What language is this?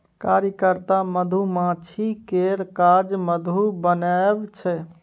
Maithili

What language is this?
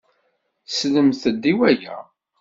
Kabyle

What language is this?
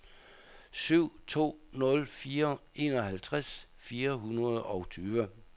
Danish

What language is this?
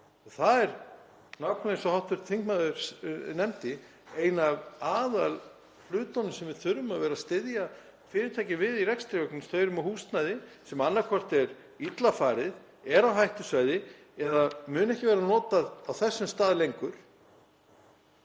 Icelandic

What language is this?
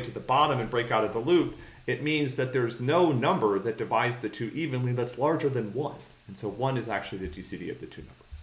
English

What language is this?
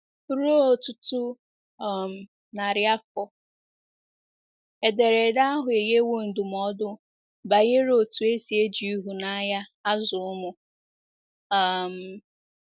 Igbo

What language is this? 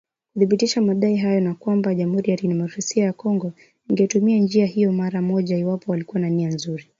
Swahili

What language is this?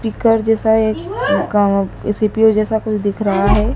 Hindi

